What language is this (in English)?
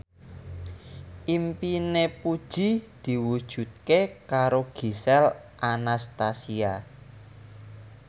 Javanese